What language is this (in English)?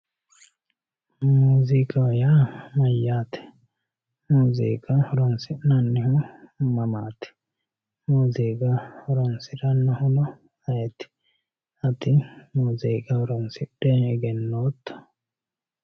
Sidamo